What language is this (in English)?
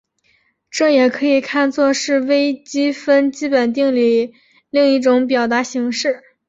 Chinese